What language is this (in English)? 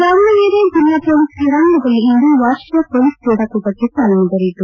Kannada